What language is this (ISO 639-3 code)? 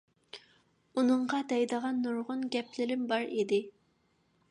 uig